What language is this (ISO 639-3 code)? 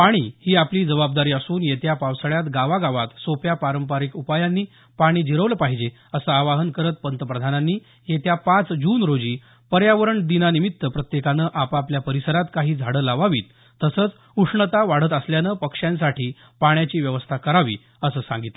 mar